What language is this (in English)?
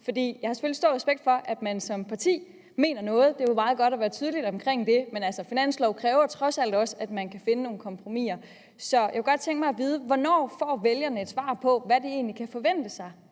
Danish